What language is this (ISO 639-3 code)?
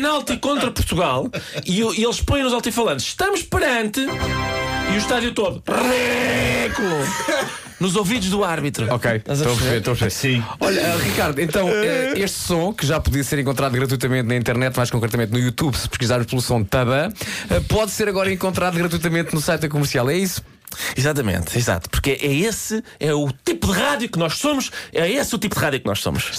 por